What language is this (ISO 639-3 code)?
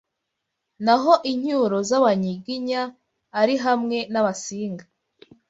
kin